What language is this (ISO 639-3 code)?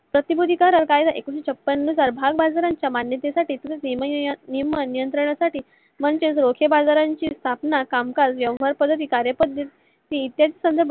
mar